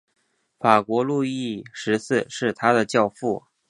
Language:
Chinese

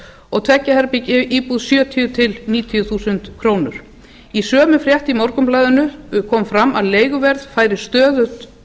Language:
Icelandic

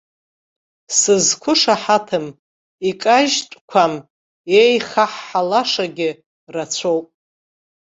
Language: Abkhazian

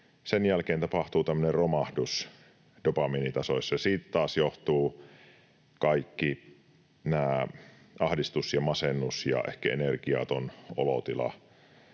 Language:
Finnish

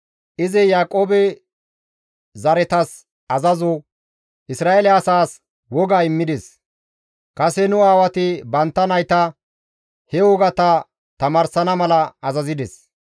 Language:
Gamo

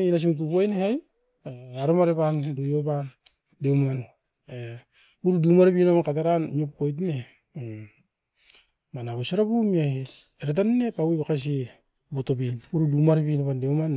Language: Askopan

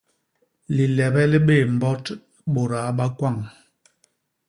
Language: Basaa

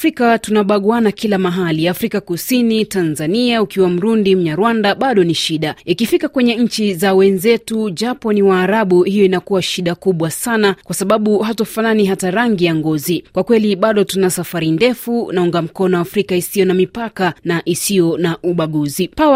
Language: Swahili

